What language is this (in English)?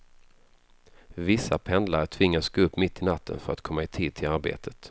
Swedish